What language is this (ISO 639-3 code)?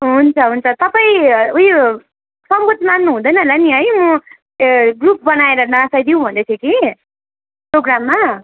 nep